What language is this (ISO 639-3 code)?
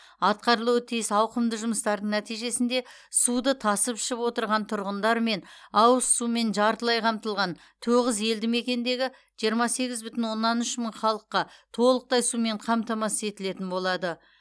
kaz